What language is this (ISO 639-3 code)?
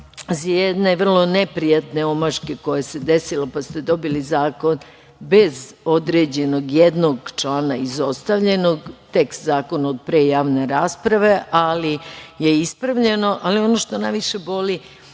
srp